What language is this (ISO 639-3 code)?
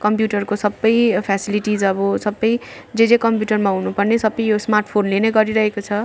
nep